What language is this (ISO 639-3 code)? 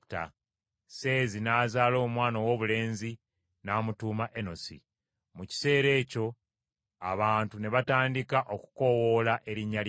lug